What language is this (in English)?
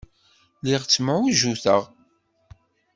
Kabyle